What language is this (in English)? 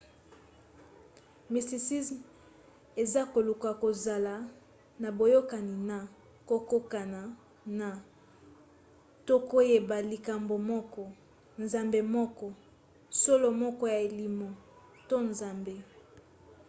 Lingala